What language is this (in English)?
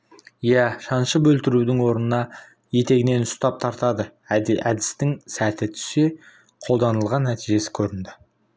Kazakh